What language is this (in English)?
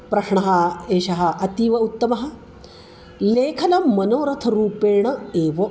Sanskrit